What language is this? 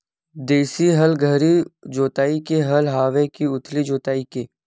Chhattisgarhi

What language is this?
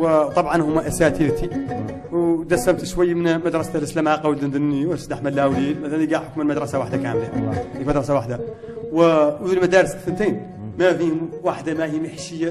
Arabic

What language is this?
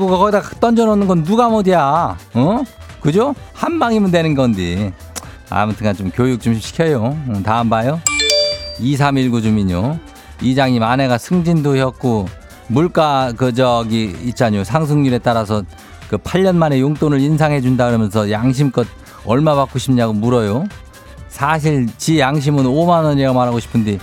Korean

